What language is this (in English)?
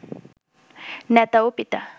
Bangla